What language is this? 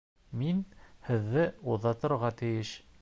Bashkir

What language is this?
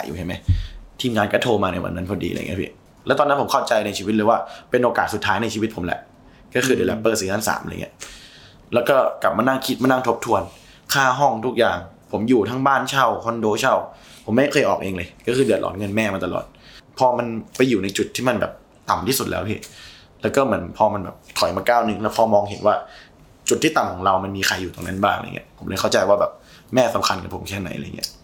Thai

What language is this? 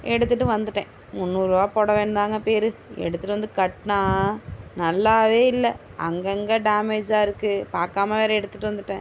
Tamil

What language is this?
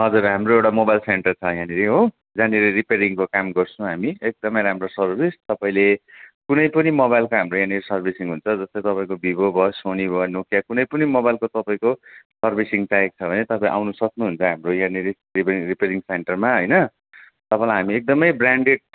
Nepali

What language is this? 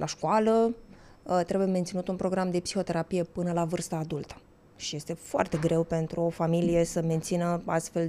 Romanian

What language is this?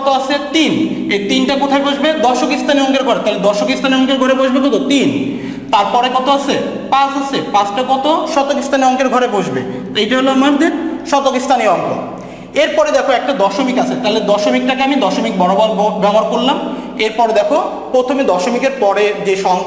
Romanian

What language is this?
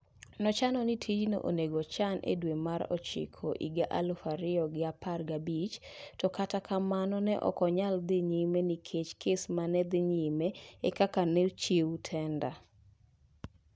Luo (Kenya and Tanzania)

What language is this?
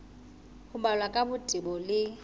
Southern Sotho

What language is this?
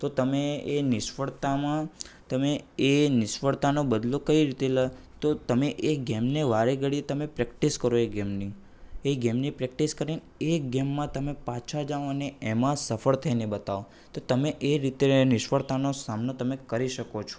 Gujarati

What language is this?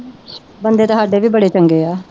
Punjabi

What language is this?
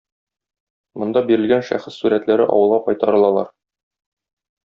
Tatar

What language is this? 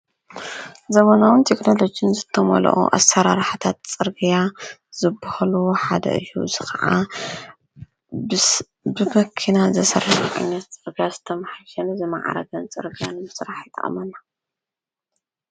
Tigrinya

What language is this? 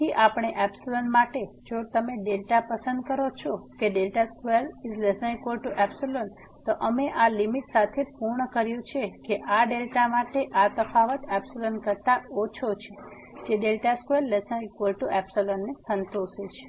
Gujarati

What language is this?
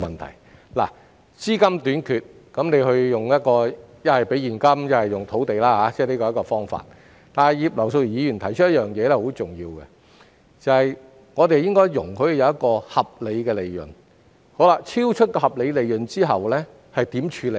Cantonese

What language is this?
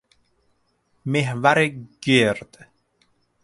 Persian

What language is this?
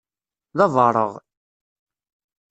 Kabyle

